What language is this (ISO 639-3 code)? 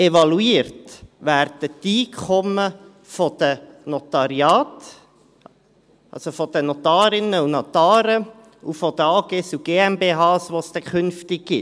gsw